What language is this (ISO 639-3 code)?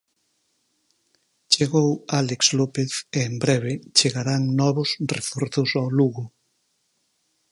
glg